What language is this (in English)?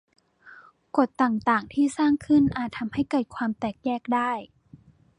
Thai